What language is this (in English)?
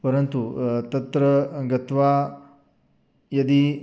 Sanskrit